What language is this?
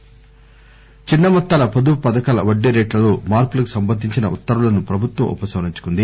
Telugu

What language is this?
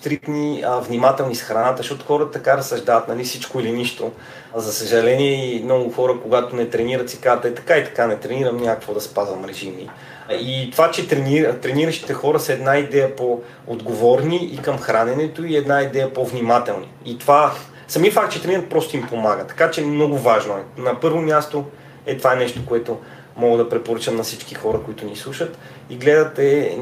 Bulgarian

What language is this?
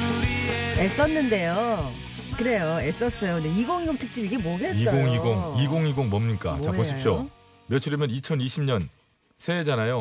Korean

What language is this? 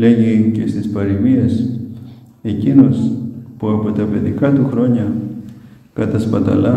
Greek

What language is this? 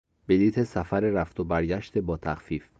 Persian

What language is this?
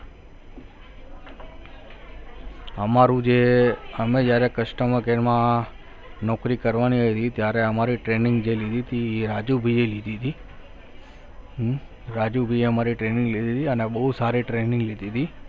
Gujarati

